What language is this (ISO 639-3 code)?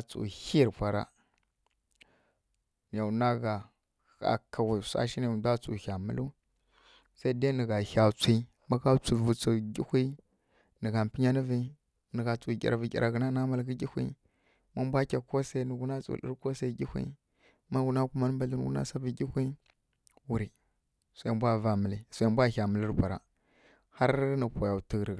fkk